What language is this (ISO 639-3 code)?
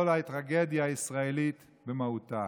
heb